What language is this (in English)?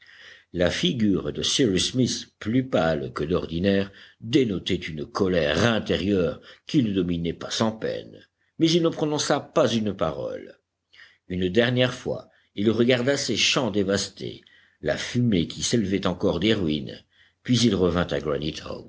French